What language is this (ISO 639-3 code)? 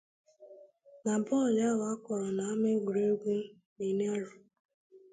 ibo